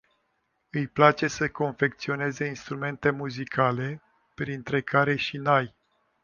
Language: Romanian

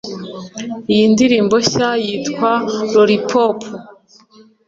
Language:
Kinyarwanda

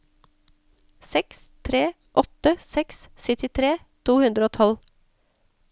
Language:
Norwegian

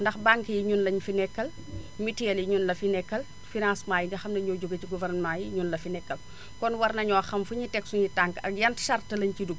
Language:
Wolof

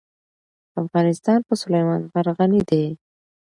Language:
Pashto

